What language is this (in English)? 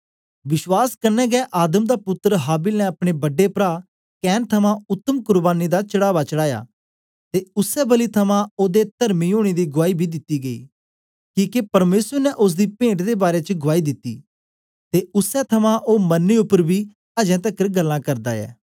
Dogri